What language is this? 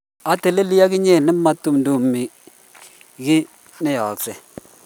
Kalenjin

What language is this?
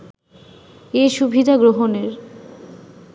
Bangla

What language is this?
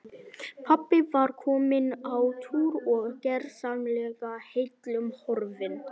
Icelandic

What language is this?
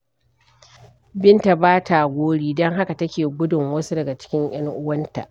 Hausa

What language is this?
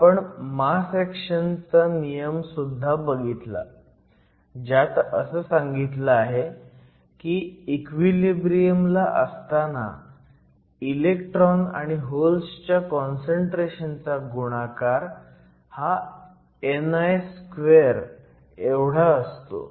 Marathi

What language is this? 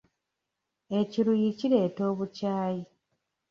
Ganda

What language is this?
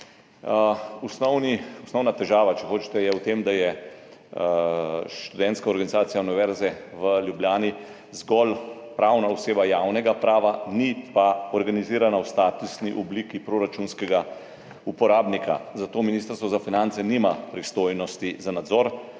Slovenian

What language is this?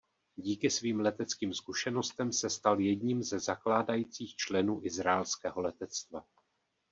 Czech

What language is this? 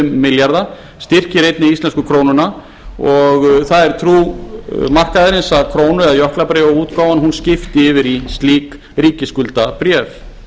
Icelandic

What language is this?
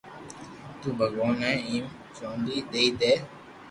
Loarki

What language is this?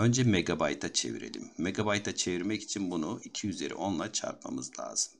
Turkish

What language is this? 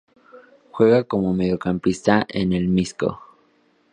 Spanish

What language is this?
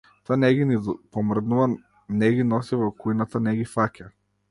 Macedonian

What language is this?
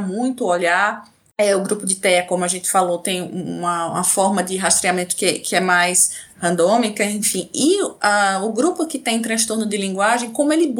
Portuguese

